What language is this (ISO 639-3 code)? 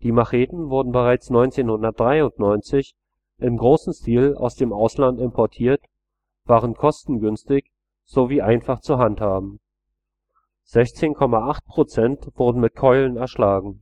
deu